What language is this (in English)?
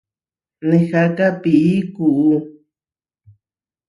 Huarijio